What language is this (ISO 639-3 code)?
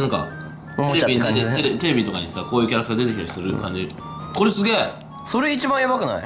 jpn